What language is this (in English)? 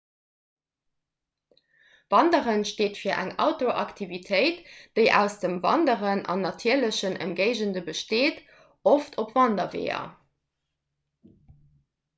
Luxembourgish